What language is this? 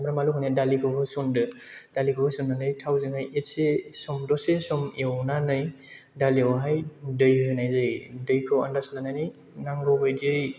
Bodo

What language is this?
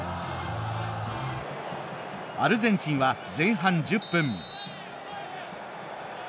Japanese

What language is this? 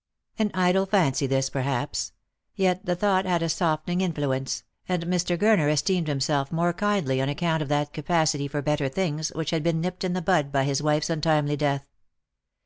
English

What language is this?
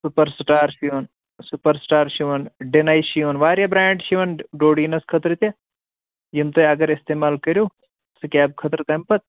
Kashmiri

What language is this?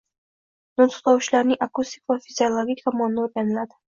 Uzbek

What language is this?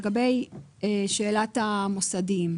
Hebrew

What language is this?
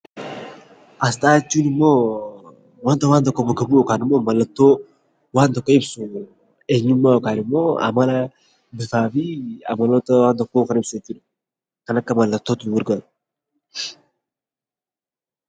Oromo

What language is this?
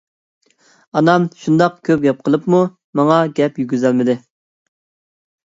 Uyghur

